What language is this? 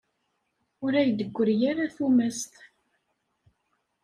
Kabyle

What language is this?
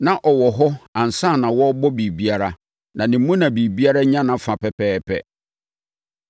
Akan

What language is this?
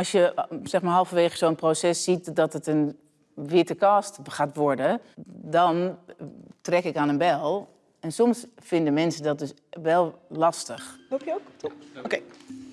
Dutch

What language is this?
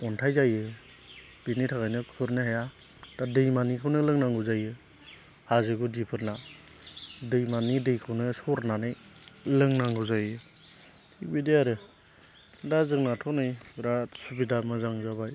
Bodo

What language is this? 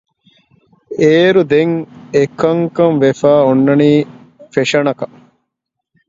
Divehi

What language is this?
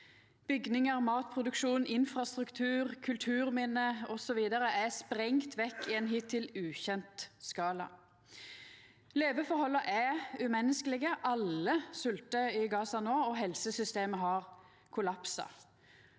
Norwegian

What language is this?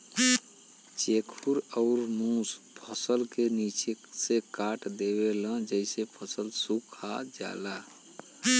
Bhojpuri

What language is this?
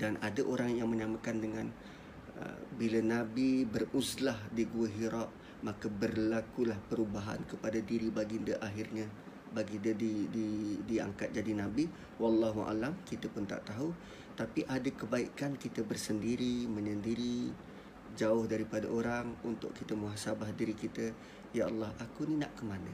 Malay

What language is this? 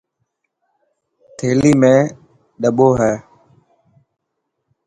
Dhatki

